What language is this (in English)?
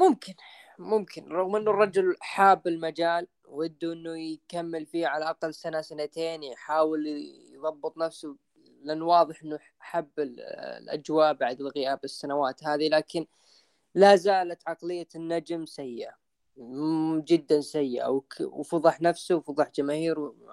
Arabic